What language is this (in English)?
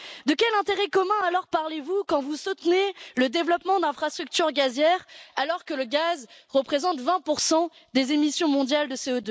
French